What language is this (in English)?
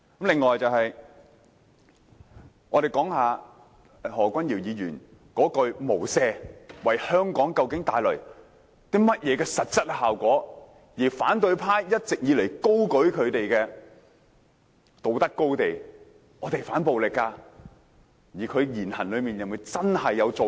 Cantonese